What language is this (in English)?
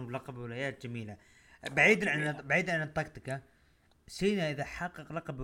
Arabic